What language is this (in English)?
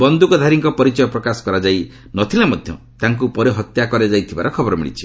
Odia